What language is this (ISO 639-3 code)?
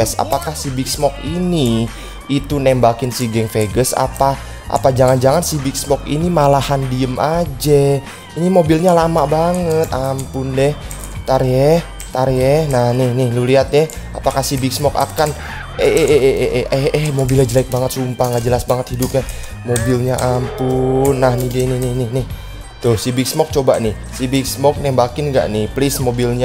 ind